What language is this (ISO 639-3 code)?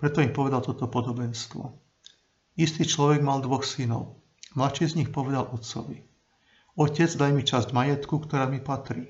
slk